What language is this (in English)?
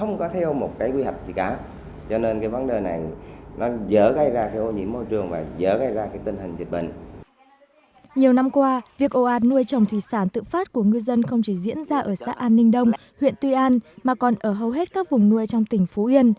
Vietnamese